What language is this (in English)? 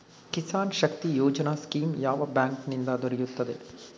Kannada